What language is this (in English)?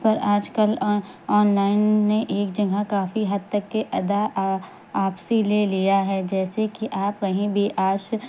Urdu